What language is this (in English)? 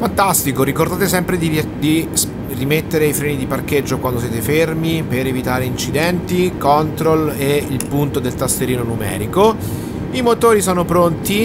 Italian